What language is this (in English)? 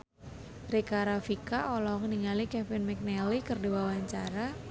Sundanese